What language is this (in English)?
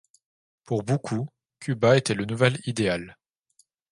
French